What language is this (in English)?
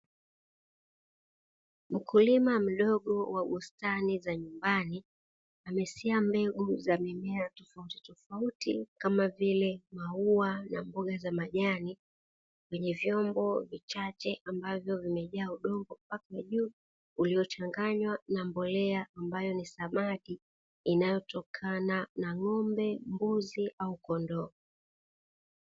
Swahili